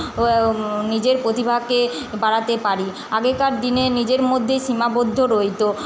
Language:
Bangla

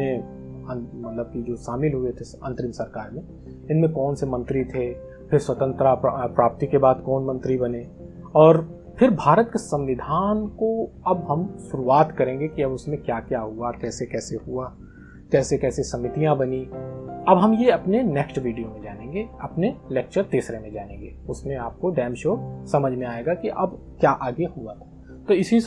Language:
Hindi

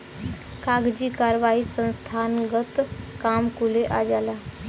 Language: Bhojpuri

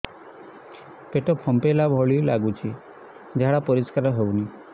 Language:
Odia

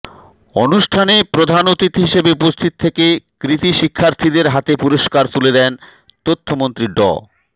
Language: Bangla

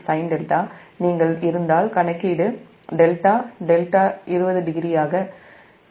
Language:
Tamil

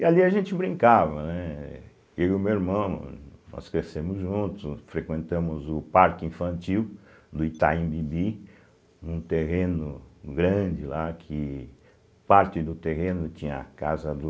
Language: Portuguese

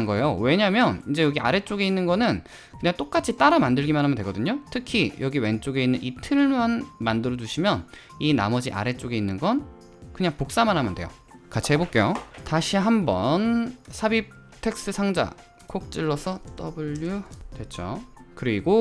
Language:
Korean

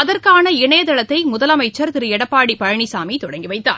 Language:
Tamil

